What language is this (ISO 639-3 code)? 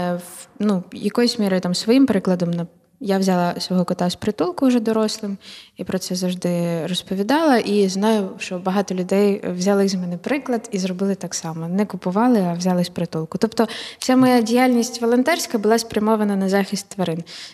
ukr